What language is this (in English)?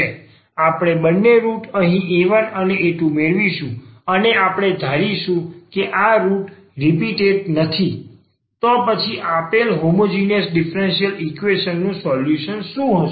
Gujarati